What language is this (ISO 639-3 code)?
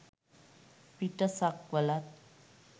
sin